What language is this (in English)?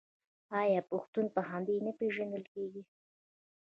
Pashto